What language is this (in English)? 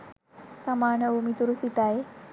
Sinhala